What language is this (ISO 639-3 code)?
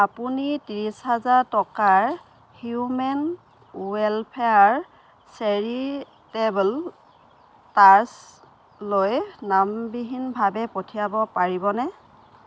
asm